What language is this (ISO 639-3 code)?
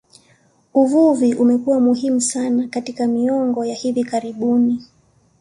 swa